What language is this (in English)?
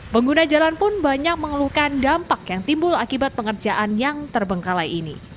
Indonesian